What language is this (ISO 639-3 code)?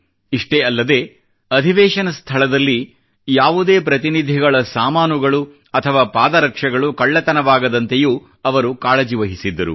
kan